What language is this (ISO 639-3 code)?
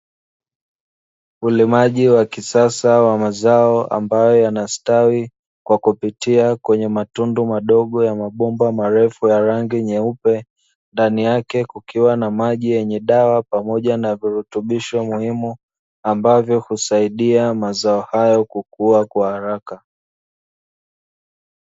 swa